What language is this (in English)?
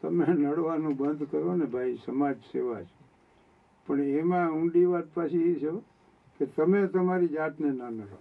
Gujarati